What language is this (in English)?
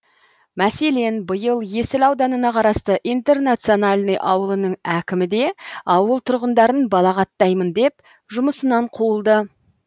Kazakh